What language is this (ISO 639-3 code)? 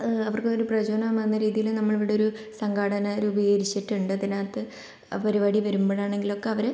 mal